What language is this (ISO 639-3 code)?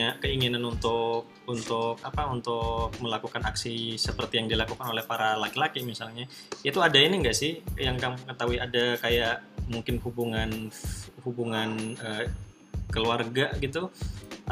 ind